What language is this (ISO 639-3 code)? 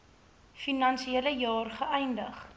afr